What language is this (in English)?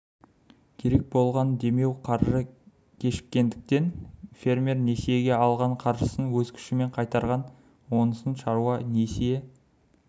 Kazakh